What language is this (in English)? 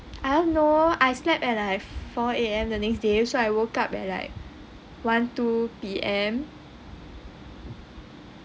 English